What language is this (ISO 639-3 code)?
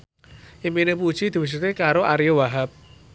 jav